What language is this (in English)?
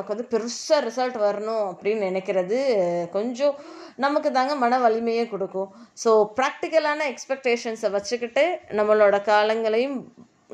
Tamil